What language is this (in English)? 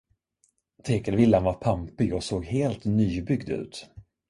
Swedish